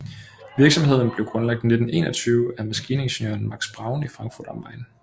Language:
Danish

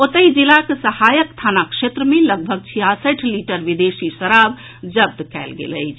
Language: Maithili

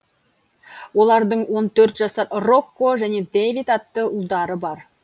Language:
Kazakh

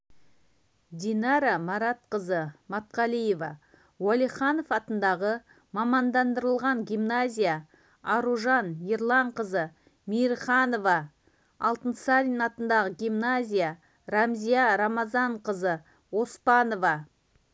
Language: Kazakh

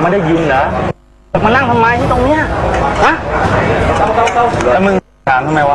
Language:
Thai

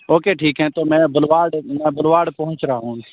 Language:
Urdu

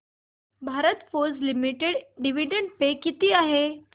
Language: Marathi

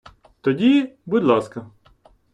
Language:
Ukrainian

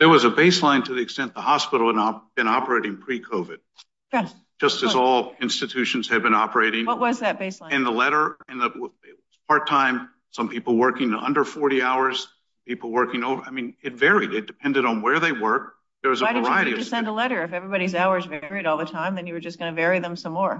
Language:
English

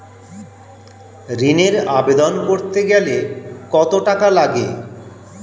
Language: Bangla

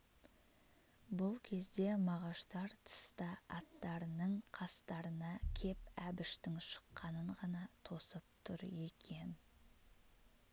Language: Kazakh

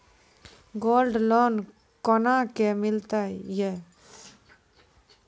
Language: Maithili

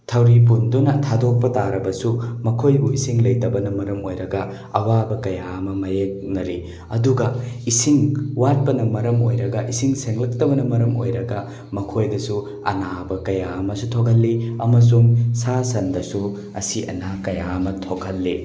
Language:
Manipuri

